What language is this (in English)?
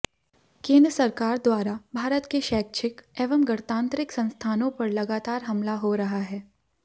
Hindi